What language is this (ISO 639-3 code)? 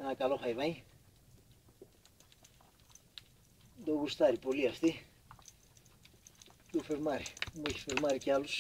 ell